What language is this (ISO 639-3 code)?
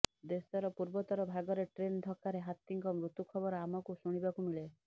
ori